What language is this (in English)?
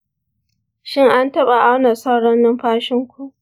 Hausa